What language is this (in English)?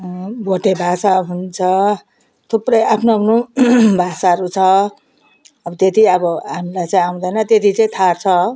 Nepali